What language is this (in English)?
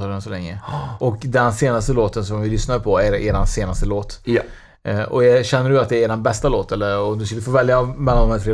Swedish